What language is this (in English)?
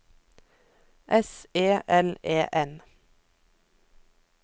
Norwegian